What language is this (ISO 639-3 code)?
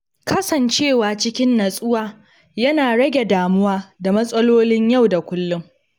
hau